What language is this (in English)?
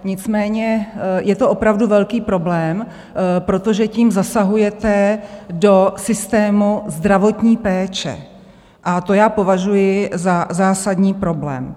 Czech